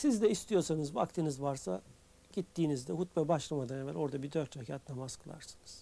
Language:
Turkish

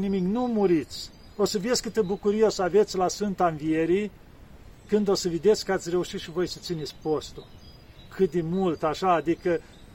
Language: Romanian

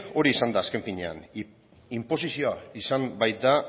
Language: Basque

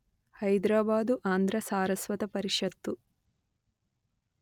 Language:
Telugu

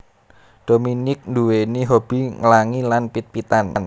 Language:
Javanese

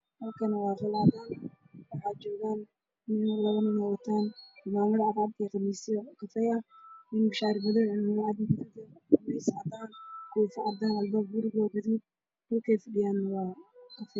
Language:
Somali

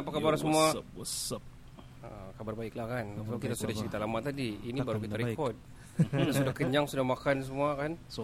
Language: Malay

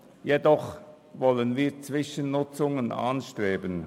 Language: Swiss German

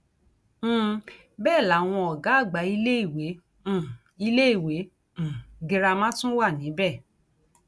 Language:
Yoruba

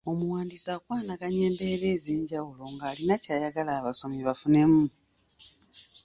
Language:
Ganda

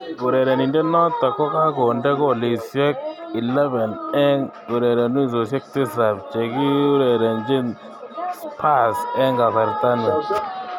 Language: Kalenjin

